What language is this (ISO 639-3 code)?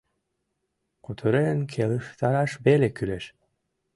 chm